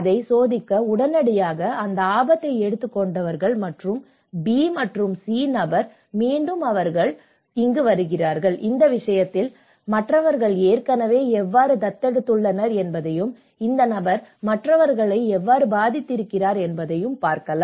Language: Tamil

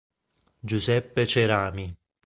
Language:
Italian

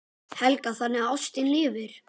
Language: Icelandic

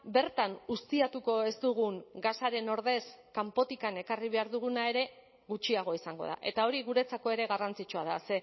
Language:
Basque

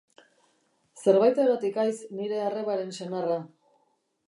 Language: Basque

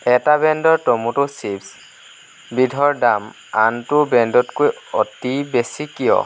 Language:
Assamese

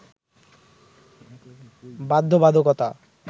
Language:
Bangla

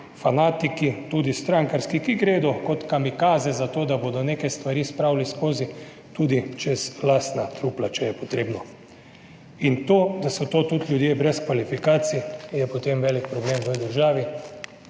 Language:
Slovenian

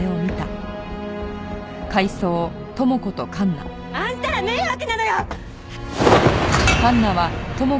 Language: Japanese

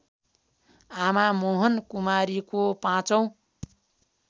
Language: Nepali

